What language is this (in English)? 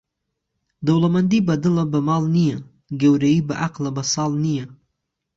Central Kurdish